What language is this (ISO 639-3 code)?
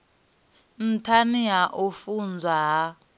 ven